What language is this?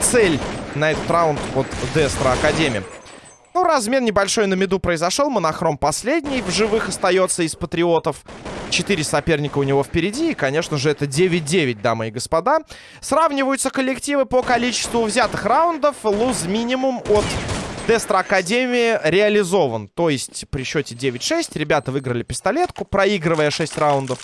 Russian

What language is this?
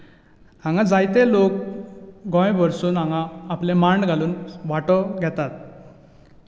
Konkani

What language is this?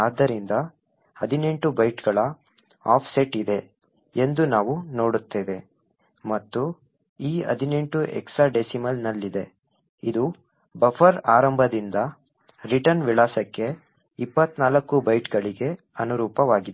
Kannada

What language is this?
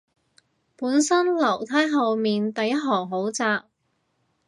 Cantonese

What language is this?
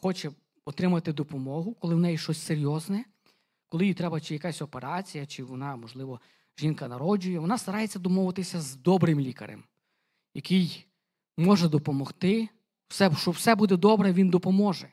Ukrainian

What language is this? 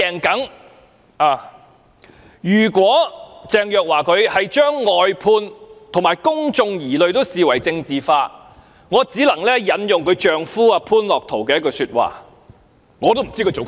Cantonese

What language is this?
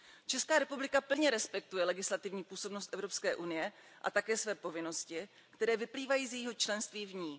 Czech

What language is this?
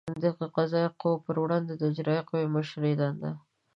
Pashto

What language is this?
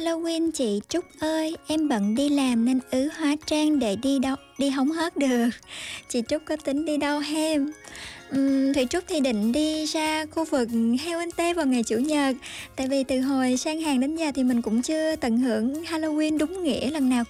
Vietnamese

